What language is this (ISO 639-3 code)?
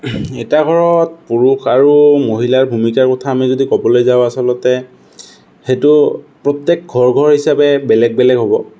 asm